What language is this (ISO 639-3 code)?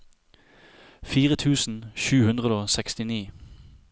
nor